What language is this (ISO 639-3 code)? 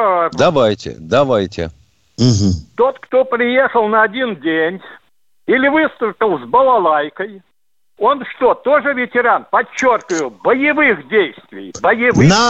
rus